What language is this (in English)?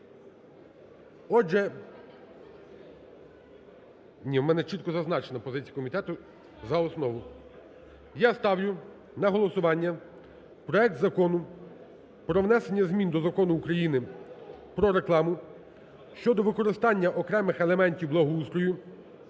Ukrainian